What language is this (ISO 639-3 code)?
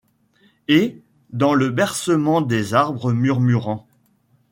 fra